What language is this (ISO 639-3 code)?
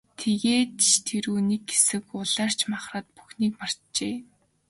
mon